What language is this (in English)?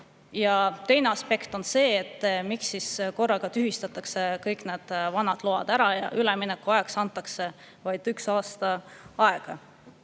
Estonian